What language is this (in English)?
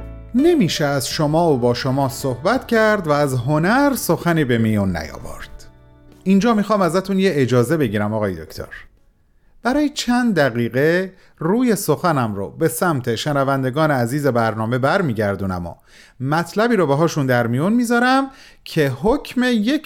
Persian